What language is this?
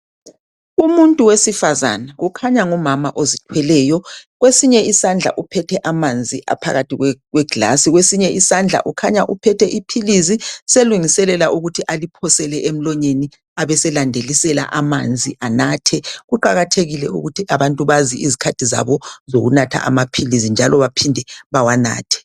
North Ndebele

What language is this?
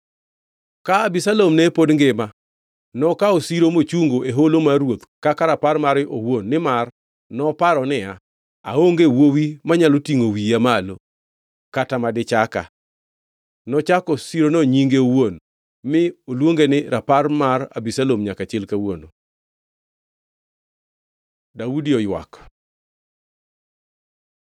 Luo (Kenya and Tanzania)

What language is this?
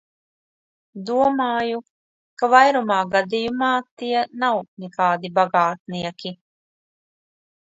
Latvian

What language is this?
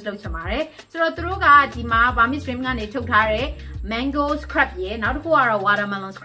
Thai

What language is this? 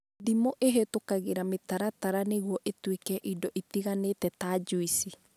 Kikuyu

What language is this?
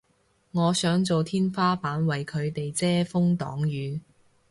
Cantonese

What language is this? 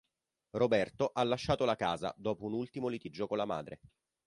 Italian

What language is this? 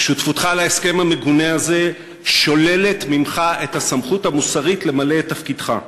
Hebrew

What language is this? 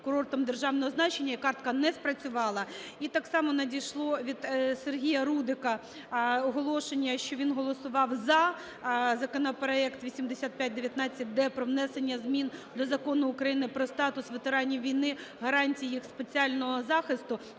Ukrainian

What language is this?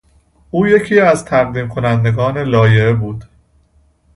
Persian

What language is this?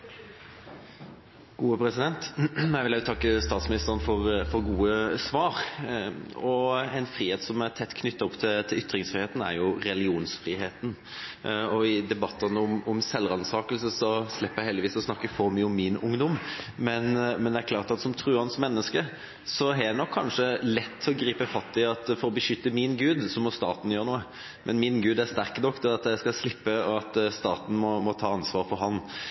Norwegian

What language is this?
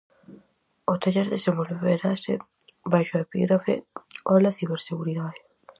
Galician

